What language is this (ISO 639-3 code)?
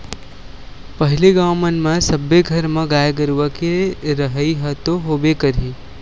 hne